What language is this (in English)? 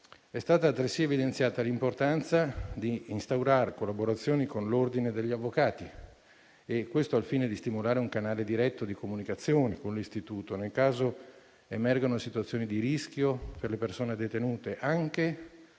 Italian